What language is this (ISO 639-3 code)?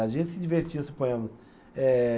por